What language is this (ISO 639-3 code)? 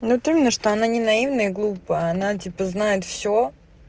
rus